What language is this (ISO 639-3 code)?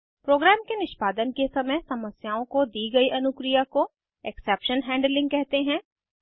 hin